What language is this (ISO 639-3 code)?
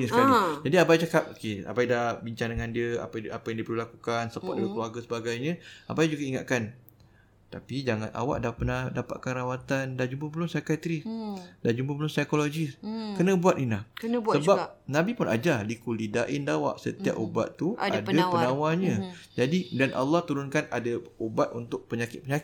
msa